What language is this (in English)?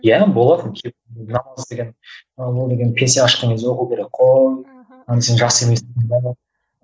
Kazakh